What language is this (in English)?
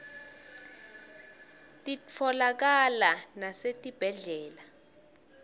Swati